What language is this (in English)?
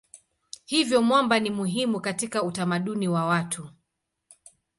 Swahili